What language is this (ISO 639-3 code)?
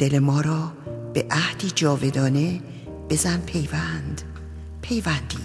fas